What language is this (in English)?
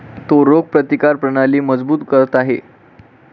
Marathi